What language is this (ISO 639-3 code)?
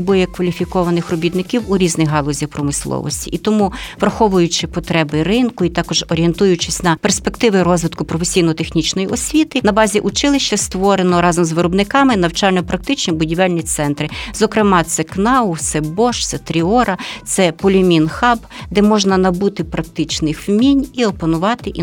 ukr